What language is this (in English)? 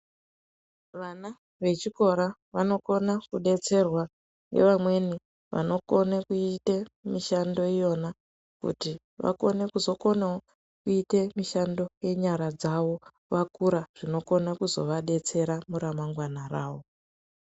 Ndau